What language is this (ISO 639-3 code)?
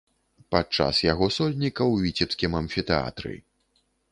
bel